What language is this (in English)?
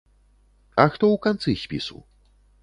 Belarusian